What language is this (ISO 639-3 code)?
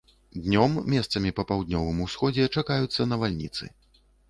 bel